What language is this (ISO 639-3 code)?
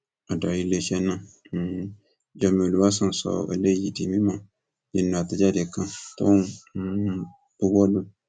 yor